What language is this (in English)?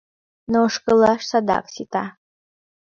Mari